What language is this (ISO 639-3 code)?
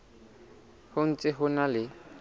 sot